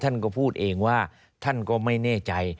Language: Thai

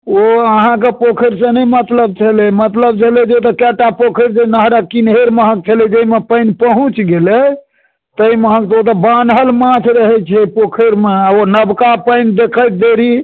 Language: Maithili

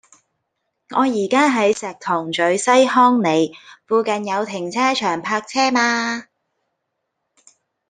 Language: Cantonese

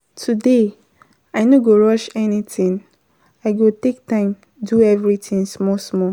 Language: Nigerian Pidgin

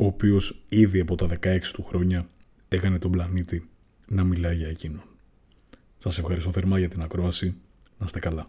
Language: Greek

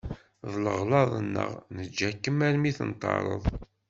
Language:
Kabyle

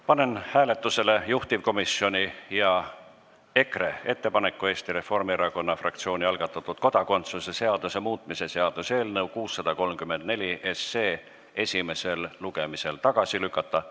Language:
Estonian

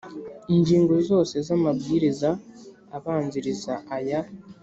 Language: Kinyarwanda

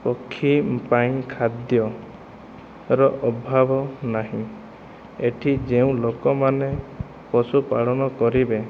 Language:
Odia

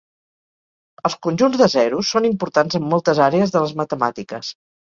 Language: Catalan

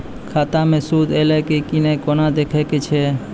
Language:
Maithili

